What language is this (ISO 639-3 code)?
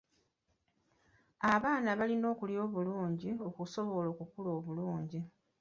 lug